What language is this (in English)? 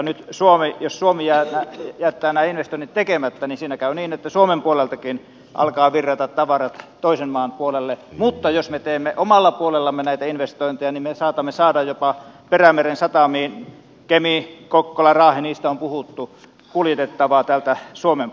Finnish